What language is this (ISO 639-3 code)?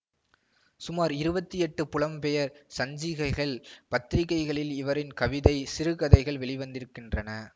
tam